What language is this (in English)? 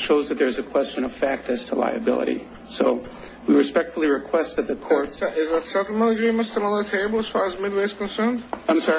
English